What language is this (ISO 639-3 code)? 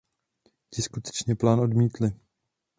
ces